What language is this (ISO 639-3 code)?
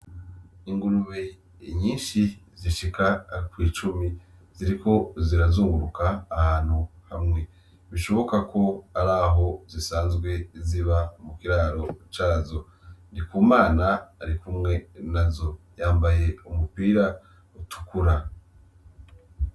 run